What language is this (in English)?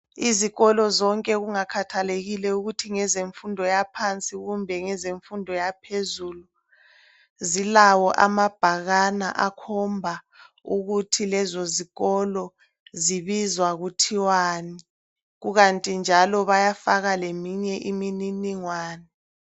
North Ndebele